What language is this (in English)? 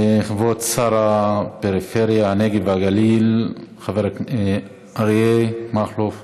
Hebrew